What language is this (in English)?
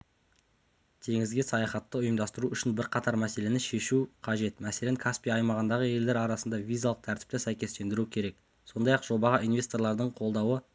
Kazakh